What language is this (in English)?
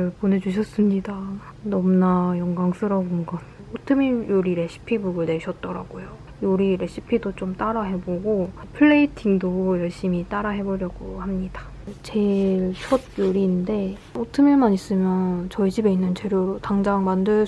Korean